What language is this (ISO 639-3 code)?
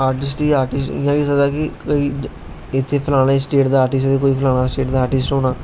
doi